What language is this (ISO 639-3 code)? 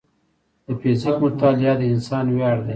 pus